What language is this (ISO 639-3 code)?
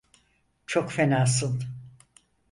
tur